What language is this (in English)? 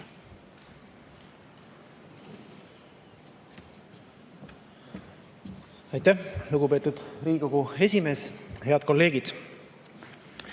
Estonian